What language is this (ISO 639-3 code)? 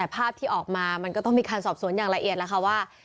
tha